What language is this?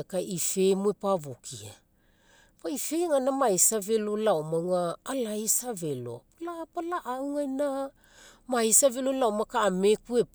Mekeo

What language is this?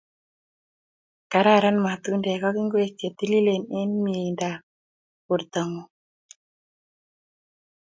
Kalenjin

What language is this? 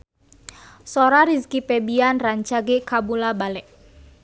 Sundanese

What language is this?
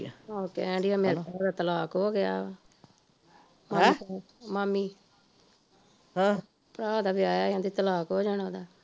Punjabi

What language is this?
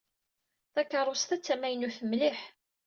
Kabyle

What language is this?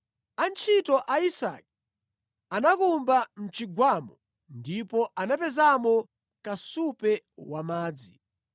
Nyanja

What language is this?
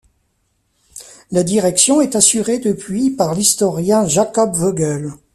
French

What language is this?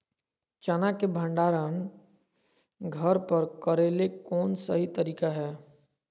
Magahi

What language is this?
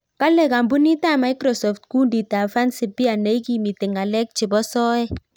Kalenjin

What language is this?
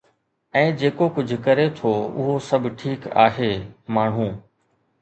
Sindhi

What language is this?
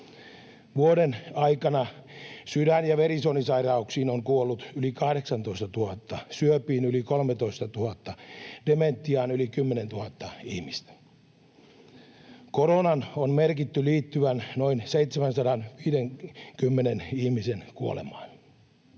Finnish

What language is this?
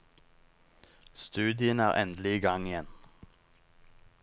Norwegian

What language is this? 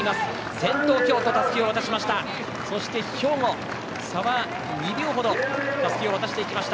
Japanese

